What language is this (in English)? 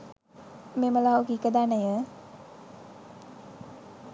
Sinhala